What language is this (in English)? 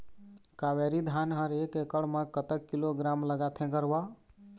Chhattisgarhi